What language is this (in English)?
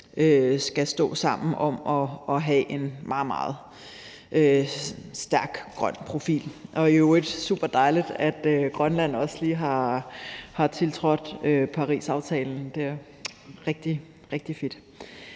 Danish